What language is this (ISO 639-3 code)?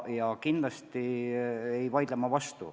est